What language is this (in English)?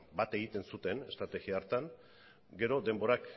Basque